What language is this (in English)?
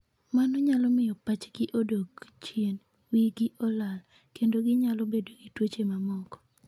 Luo (Kenya and Tanzania)